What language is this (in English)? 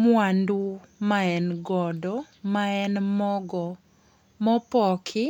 Luo (Kenya and Tanzania)